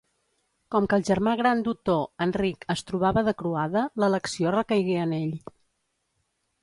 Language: Catalan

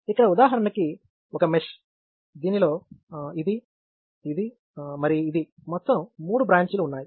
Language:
Telugu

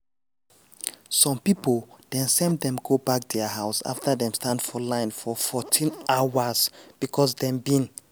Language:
Nigerian Pidgin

